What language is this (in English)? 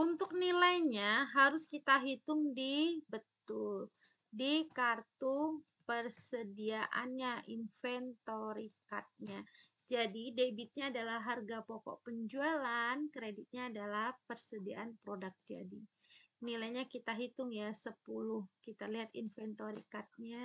Indonesian